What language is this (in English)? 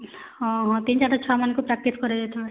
Odia